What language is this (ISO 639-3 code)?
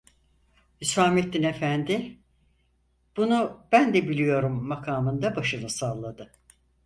tur